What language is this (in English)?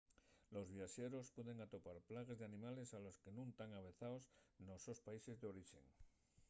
Asturian